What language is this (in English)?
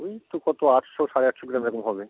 Bangla